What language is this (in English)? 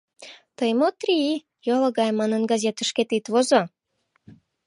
Mari